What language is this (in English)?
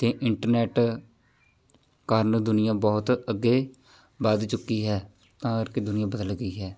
Punjabi